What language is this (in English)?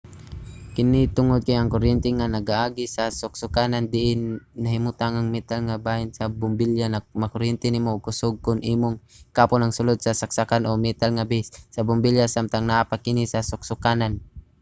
Cebuano